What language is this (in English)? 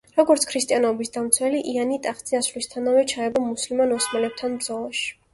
Georgian